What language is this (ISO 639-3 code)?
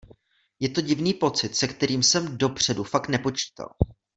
ces